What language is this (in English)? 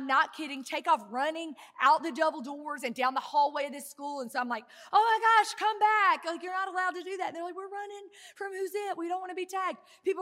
English